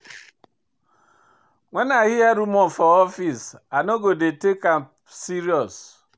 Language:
Nigerian Pidgin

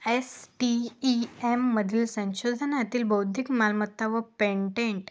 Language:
Marathi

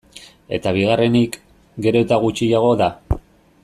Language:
Basque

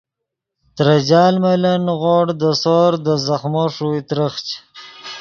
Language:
Yidgha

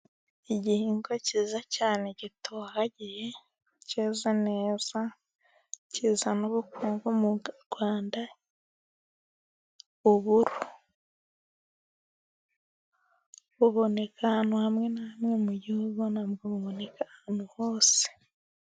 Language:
Kinyarwanda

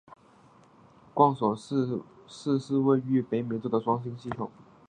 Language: Chinese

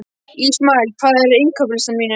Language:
Icelandic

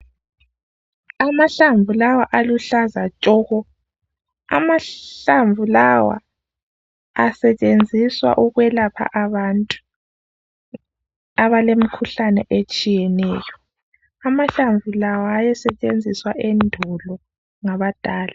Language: North Ndebele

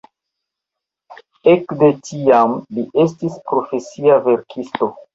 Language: Esperanto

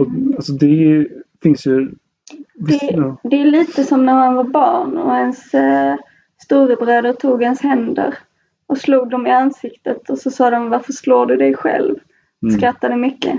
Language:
Swedish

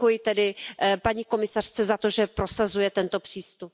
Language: Czech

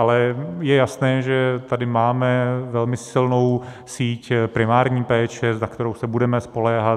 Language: Czech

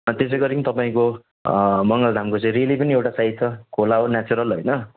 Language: Nepali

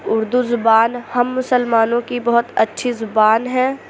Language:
Urdu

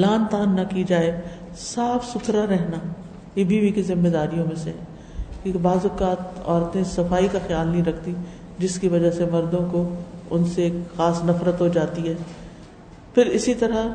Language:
Urdu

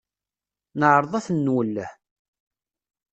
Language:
Kabyle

